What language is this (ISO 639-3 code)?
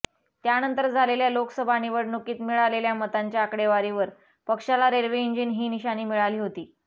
mar